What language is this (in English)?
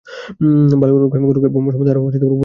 Bangla